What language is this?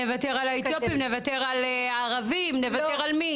Hebrew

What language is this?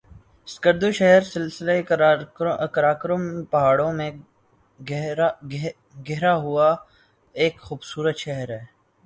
Urdu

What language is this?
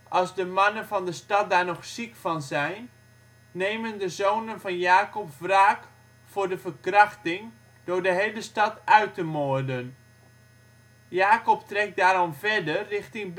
Dutch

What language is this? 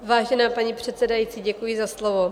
Czech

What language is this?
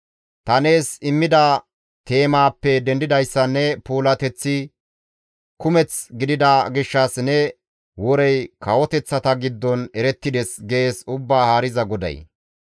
Gamo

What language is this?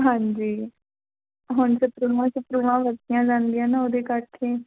Punjabi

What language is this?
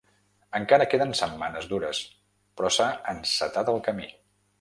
Catalan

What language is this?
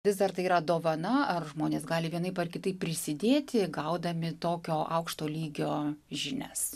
Lithuanian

